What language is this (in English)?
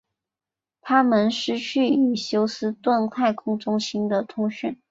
Chinese